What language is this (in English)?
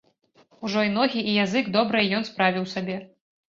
Belarusian